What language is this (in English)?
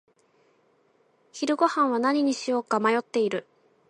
Japanese